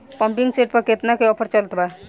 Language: Bhojpuri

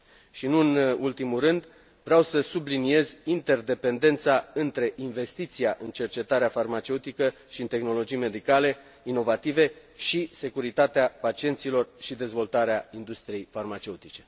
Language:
Romanian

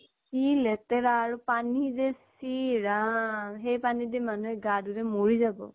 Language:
Assamese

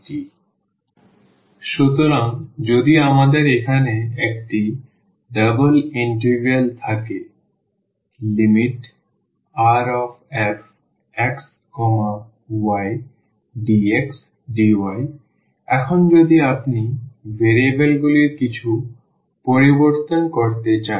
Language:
Bangla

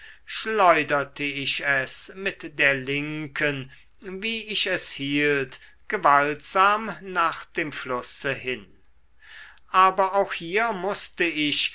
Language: German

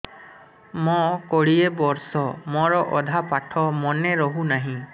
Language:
Odia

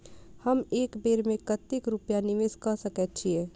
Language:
Maithili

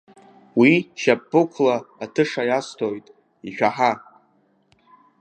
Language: Abkhazian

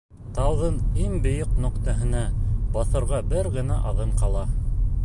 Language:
Bashkir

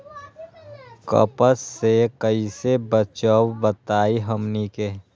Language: Magahi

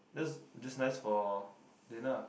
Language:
English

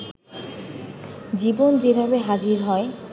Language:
Bangla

